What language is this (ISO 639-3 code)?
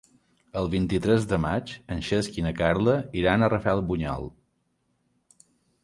cat